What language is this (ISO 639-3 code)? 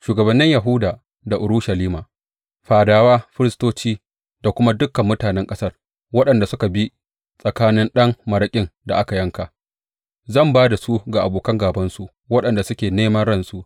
hau